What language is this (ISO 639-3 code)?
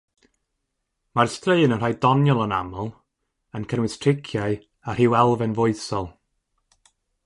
cym